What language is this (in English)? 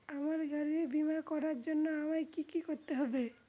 Bangla